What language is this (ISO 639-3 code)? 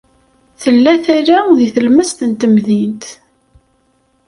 kab